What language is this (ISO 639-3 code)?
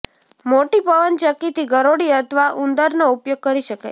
guj